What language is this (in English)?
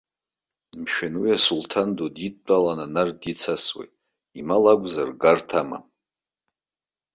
Abkhazian